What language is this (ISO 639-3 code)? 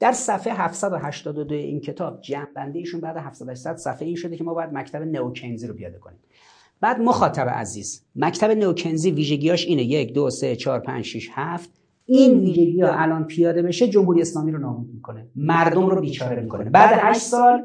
fas